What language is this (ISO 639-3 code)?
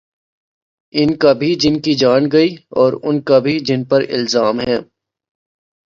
urd